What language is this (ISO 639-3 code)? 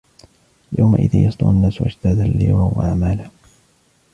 ara